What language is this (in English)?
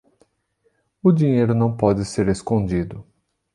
Portuguese